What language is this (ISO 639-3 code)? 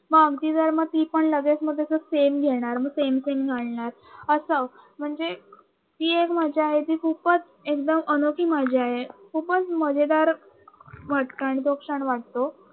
mar